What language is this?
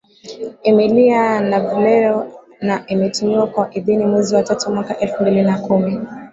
Swahili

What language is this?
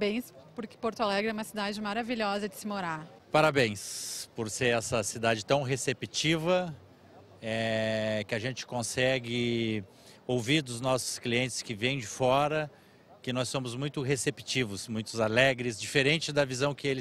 Portuguese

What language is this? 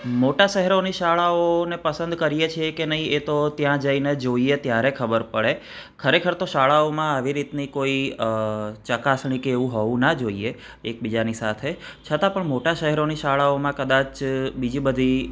Gujarati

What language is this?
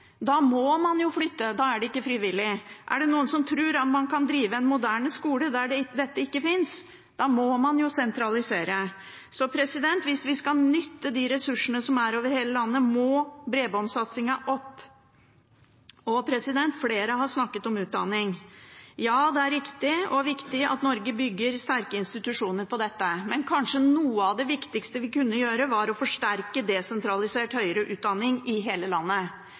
Norwegian Bokmål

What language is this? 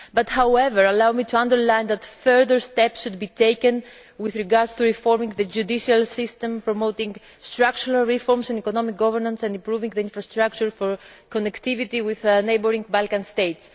English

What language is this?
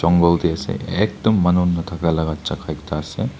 Naga Pidgin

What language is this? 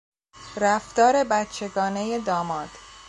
Persian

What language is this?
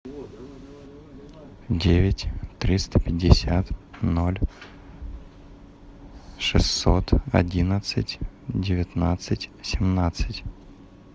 Russian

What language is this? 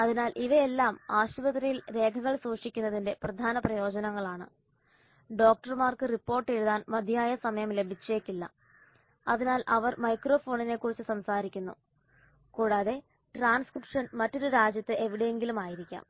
Malayalam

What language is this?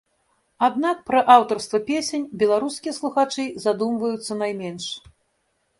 Belarusian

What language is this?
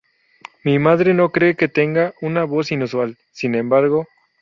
Spanish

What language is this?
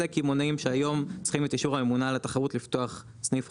Hebrew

